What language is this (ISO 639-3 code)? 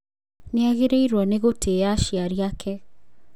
kik